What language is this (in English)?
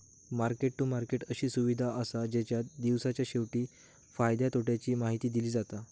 Marathi